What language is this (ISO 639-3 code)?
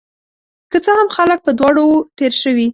pus